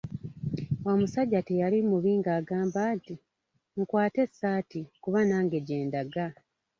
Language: Ganda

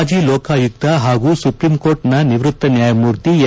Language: Kannada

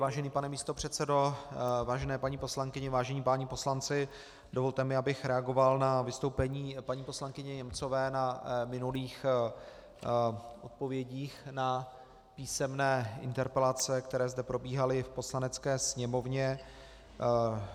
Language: Czech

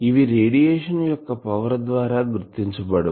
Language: Telugu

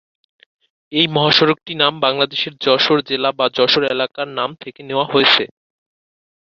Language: Bangla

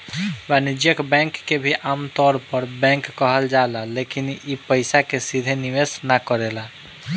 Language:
Bhojpuri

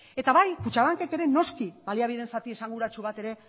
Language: Basque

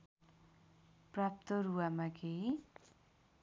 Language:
Nepali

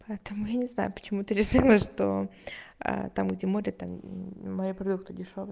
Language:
Russian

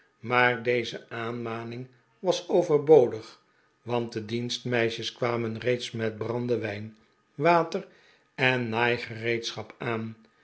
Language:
Dutch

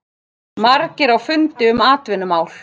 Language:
Icelandic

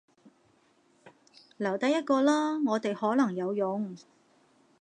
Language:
Cantonese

